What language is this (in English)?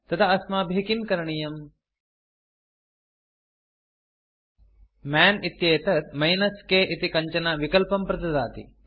Sanskrit